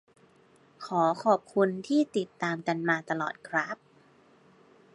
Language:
Thai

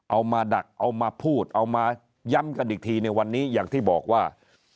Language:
Thai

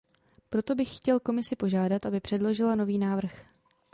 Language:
Czech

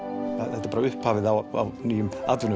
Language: Icelandic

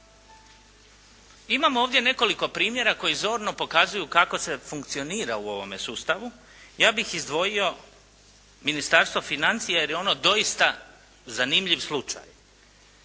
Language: Croatian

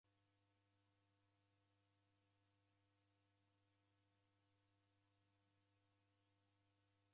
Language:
Taita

